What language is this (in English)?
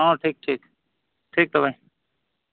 Santali